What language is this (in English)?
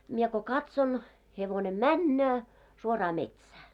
Finnish